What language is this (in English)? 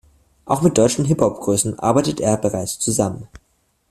German